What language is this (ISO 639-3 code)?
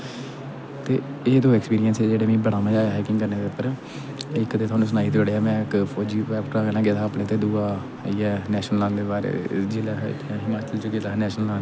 doi